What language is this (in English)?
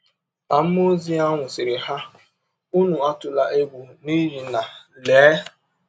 Igbo